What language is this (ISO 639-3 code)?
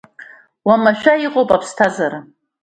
abk